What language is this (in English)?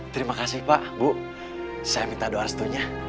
Indonesian